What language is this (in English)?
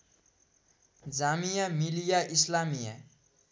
Nepali